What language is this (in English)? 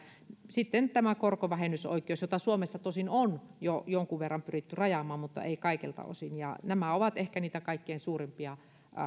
Finnish